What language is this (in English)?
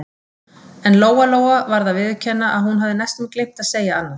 Icelandic